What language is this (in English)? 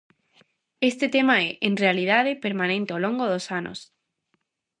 Galician